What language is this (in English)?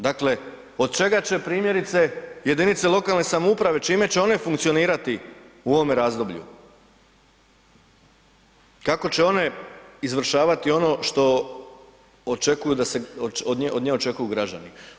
Croatian